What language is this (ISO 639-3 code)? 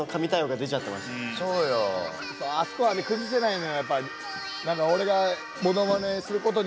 jpn